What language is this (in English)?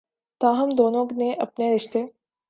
Urdu